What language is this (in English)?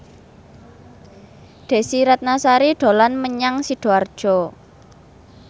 Javanese